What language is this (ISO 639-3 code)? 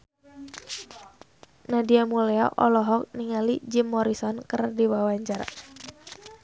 sun